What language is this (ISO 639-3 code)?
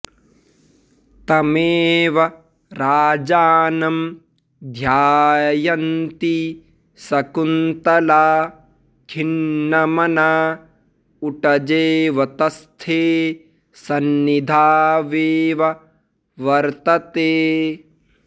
san